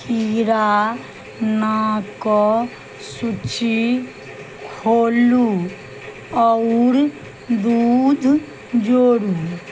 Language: Maithili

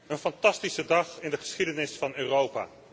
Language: Dutch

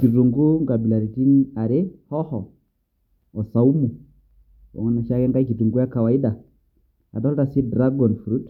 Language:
Masai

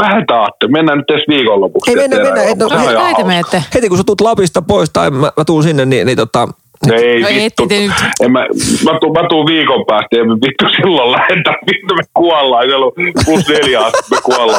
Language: Finnish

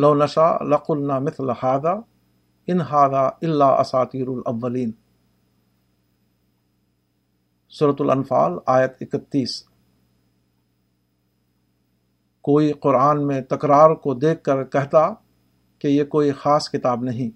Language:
Urdu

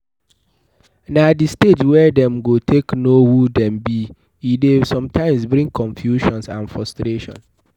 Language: Nigerian Pidgin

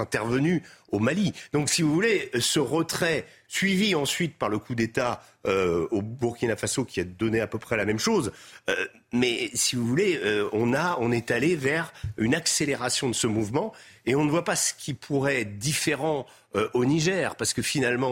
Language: French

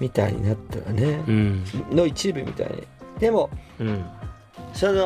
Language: Japanese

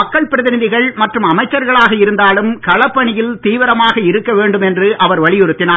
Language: Tamil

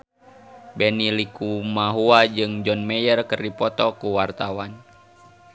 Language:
Sundanese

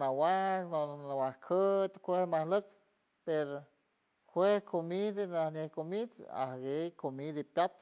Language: San Francisco Del Mar Huave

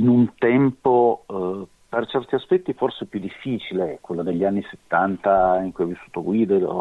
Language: Italian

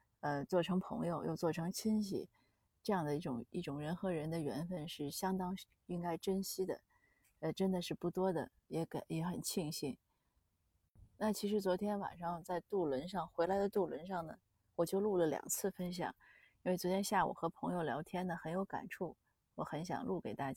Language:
Chinese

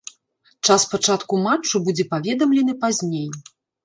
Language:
Belarusian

